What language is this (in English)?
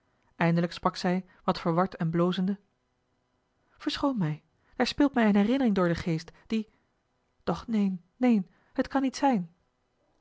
Dutch